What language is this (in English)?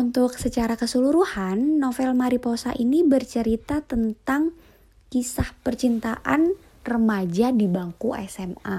Indonesian